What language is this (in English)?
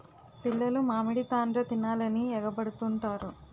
Telugu